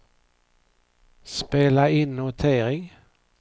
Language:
Swedish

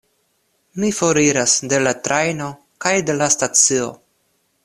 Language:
Esperanto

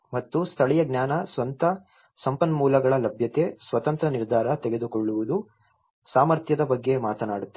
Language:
Kannada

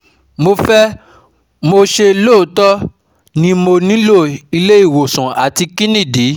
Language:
Yoruba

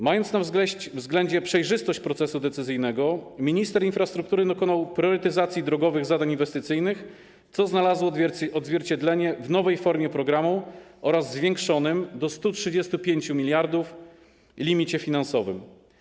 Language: Polish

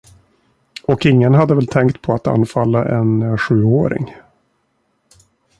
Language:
Swedish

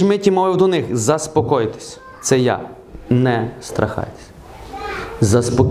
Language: Ukrainian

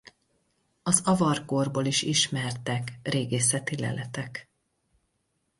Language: Hungarian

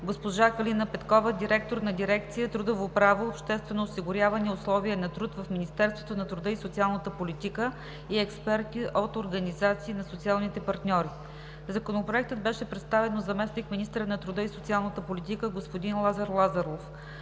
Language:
Bulgarian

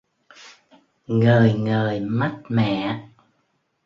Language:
Vietnamese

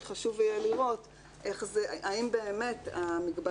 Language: Hebrew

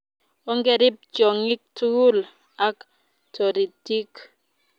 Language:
Kalenjin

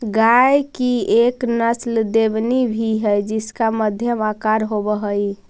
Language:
Magahi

